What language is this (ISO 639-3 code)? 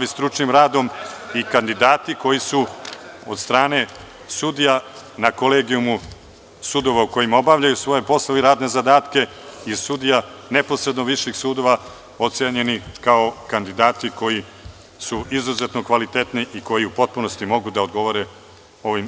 srp